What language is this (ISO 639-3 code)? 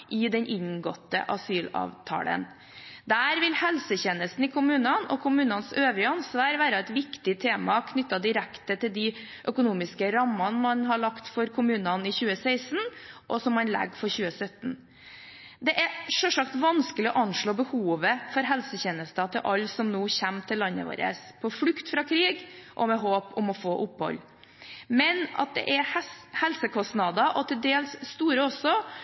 nob